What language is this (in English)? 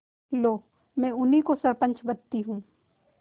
Hindi